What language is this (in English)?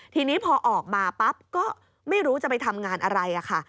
Thai